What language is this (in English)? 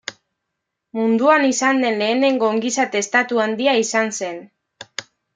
Basque